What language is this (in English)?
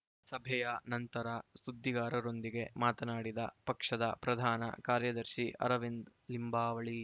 Kannada